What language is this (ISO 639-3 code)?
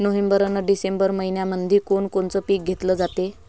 mar